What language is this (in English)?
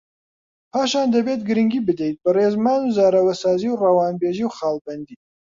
Central Kurdish